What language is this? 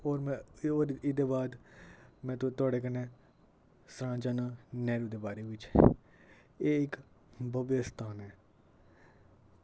Dogri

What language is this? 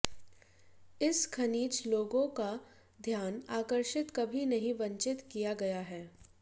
Hindi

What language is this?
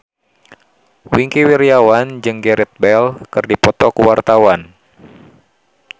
Sundanese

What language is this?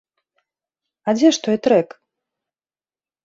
Belarusian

